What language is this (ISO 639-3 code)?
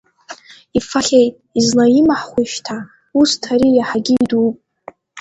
abk